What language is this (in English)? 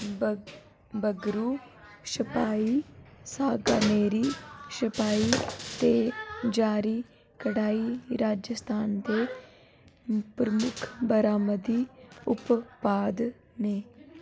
Dogri